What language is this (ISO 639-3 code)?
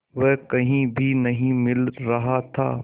hin